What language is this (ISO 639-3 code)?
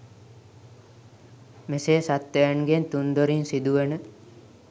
sin